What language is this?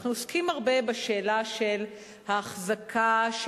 Hebrew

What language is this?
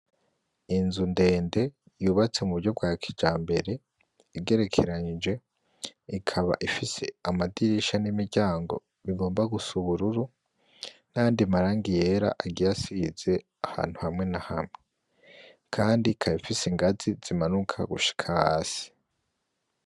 Rundi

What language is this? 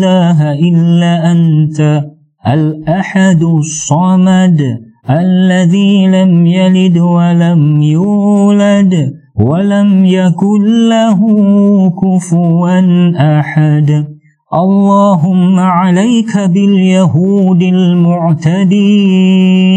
Malay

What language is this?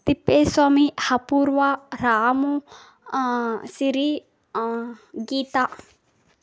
Kannada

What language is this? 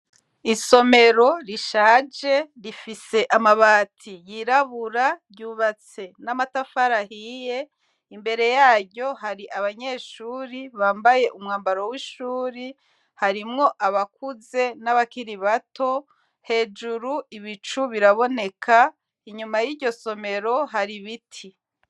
Rundi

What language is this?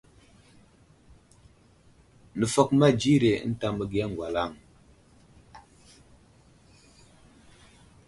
Wuzlam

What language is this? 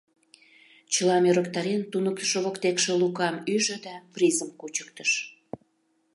Mari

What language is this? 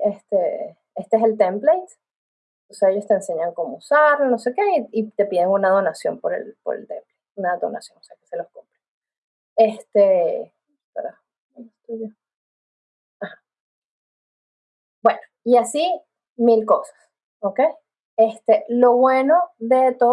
Spanish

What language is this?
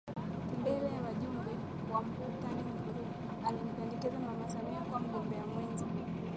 Swahili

